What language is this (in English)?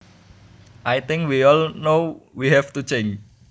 Javanese